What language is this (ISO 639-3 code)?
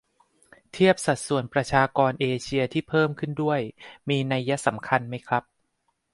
tha